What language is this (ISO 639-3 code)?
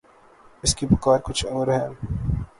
urd